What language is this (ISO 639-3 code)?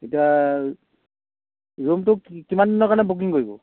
asm